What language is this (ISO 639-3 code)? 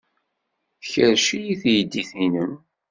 kab